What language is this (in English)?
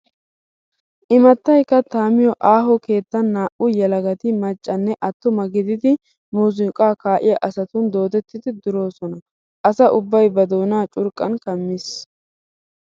Wolaytta